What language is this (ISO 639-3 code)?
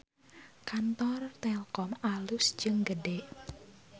sun